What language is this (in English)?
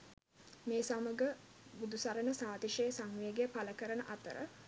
Sinhala